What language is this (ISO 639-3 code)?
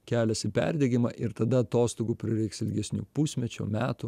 lit